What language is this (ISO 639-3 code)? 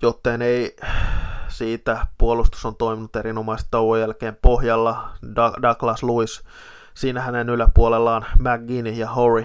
fin